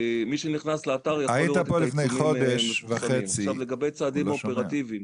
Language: Hebrew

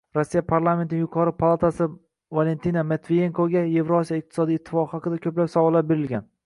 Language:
Uzbek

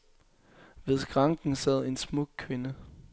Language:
Danish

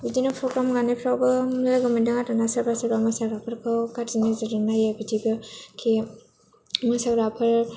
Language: Bodo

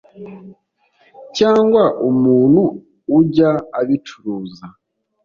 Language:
Kinyarwanda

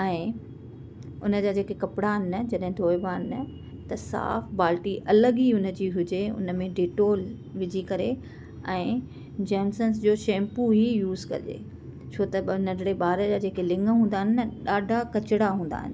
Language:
Sindhi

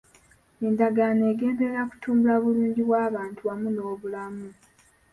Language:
Ganda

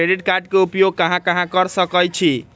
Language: Magahi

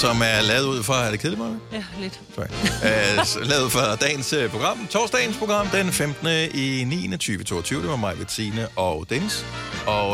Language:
Danish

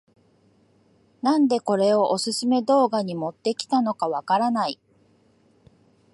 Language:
Japanese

